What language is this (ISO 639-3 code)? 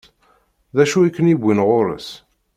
kab